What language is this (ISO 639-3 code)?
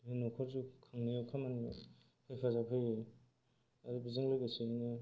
brx